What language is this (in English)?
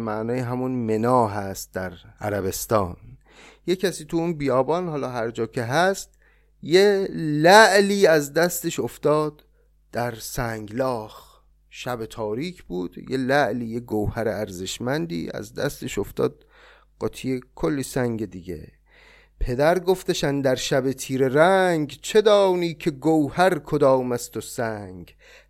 Persian